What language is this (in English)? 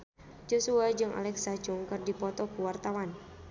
Sundanese